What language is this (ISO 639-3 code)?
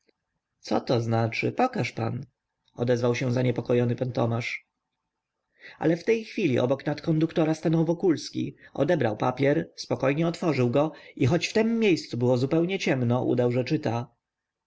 pol